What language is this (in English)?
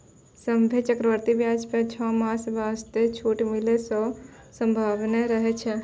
Maithili